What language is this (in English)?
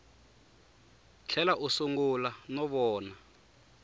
Tsonga